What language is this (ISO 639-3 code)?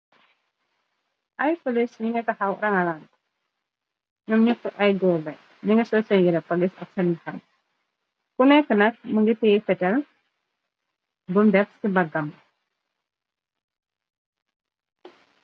wol